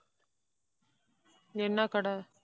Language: Tamil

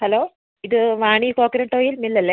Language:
Malayalam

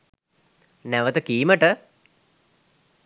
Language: Sinhala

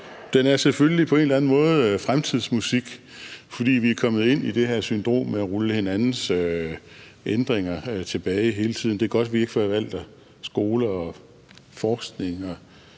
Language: Danish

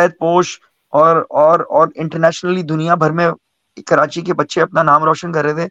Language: Urdu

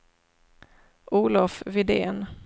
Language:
Swedish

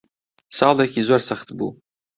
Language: Central Kurdish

